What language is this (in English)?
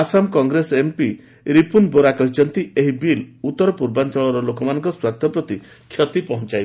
Odia